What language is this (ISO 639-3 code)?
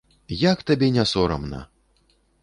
bel